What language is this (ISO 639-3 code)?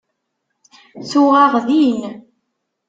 kab